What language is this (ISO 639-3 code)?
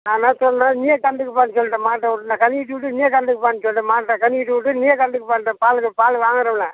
tam